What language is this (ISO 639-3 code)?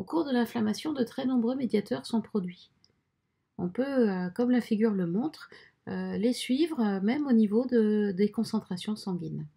fra